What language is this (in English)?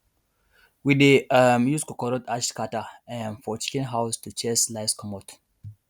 Nigerian Pidgin